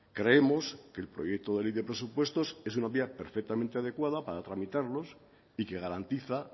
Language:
Spanish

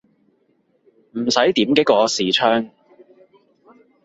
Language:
Cantonese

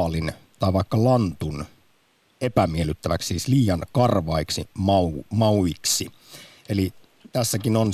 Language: Finnish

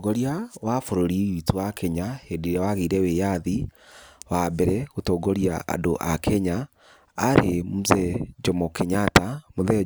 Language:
Kikuyu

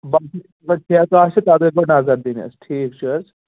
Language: Kashmiri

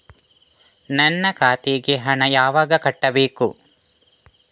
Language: Kannada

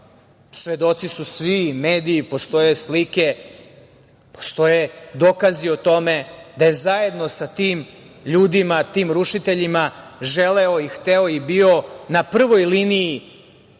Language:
Serbian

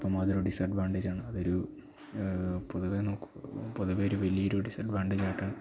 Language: Malayalam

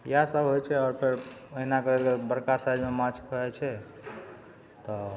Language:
Maithili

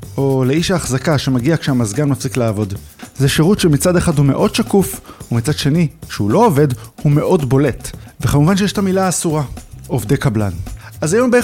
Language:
Hebrew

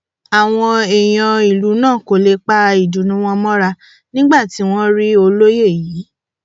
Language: Yoruba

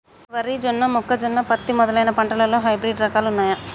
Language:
Telugu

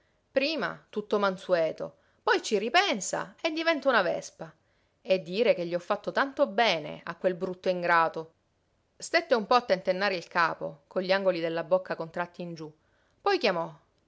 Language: Italian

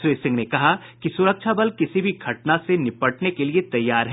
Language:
Hindi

